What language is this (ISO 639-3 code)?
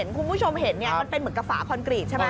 tha